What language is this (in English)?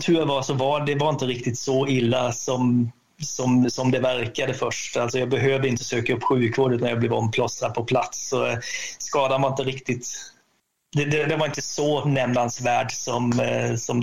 Swedish